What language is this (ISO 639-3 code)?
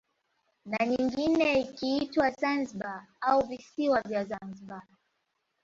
swa